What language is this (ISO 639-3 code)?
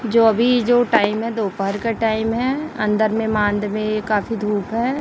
hin